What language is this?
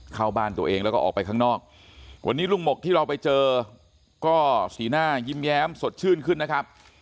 Thai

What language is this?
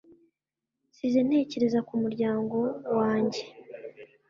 Kinyarwanda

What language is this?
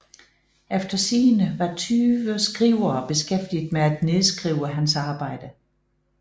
Danish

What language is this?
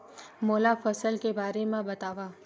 Chhattisgarhi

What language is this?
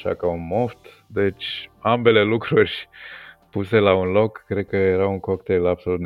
Romanian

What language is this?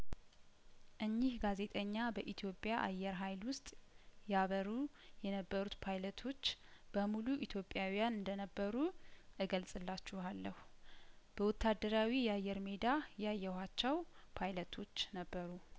Amharic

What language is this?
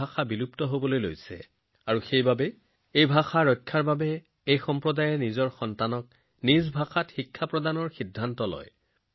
Assamese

